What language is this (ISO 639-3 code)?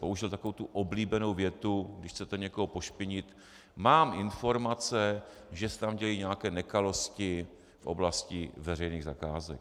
ces